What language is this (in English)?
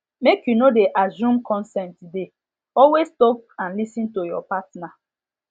Nigerian Pidgin